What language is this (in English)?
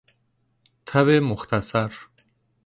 Persian